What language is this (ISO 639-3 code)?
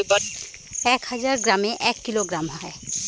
ben